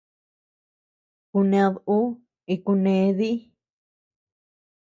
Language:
Tepeuxila Cuicatec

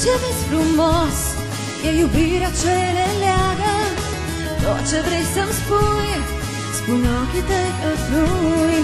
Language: Romanian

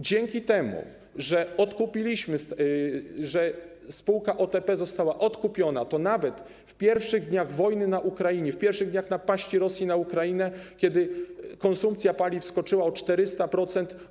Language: Polish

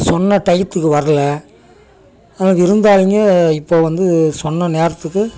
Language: Tamil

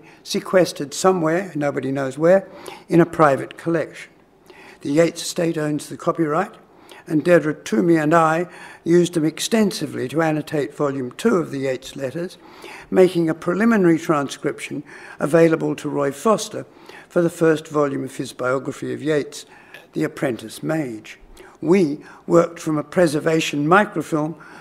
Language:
English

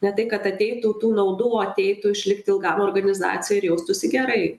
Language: Lithuanian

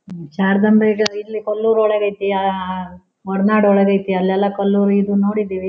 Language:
Kannada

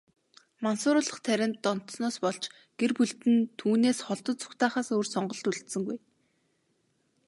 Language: Mongolian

